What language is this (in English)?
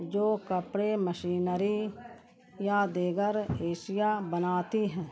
Urdu